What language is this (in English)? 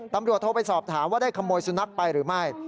Thai